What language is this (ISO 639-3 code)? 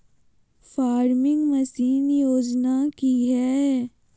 mag